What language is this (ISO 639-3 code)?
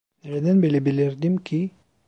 tur